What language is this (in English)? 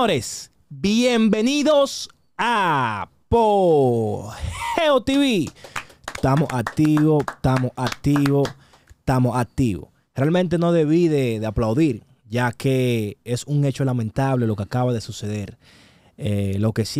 Spanish